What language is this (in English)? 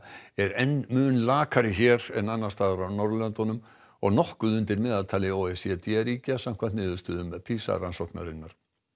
Icelandic